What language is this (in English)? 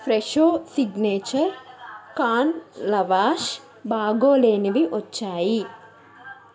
Telugu